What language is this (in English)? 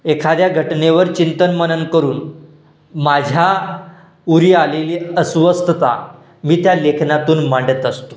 Marathi